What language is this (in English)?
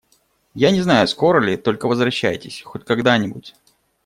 Russian